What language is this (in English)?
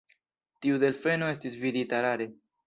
Esperanto